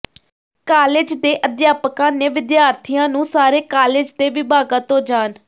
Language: Punjabi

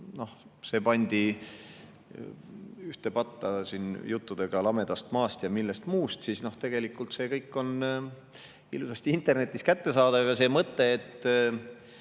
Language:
Estonian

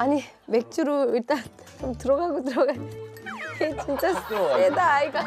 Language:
Korean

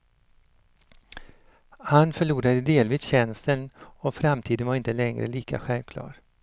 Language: Swedish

